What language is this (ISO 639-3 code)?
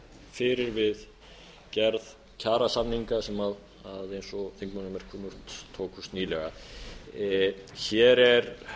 isl